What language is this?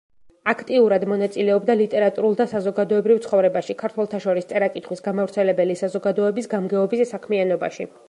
Georgian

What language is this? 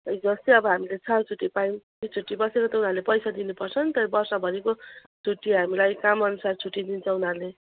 Nepali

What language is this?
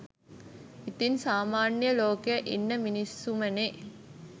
Sinhala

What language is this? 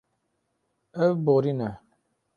Kurdish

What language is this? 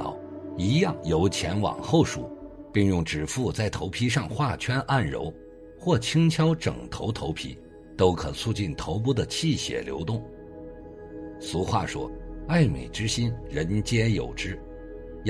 Chinese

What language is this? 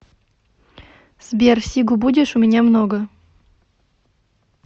Russian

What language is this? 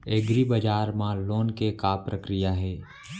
Chhattisgarhi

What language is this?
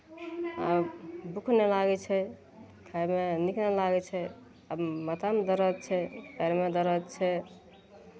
Maithili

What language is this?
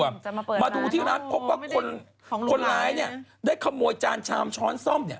Thai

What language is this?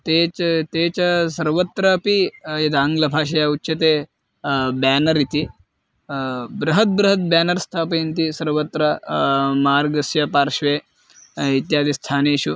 Sanskrit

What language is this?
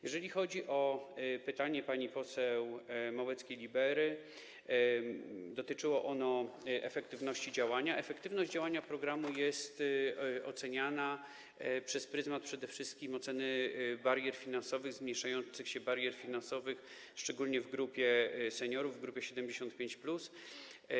Polish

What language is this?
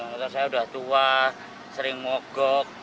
Indonesian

